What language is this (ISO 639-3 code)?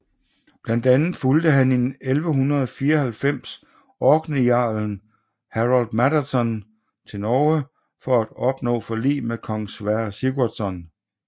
dan